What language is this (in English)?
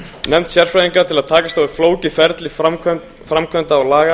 Icelandic